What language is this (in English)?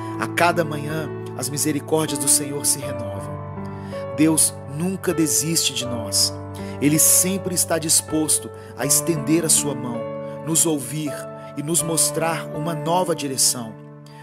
Portuguese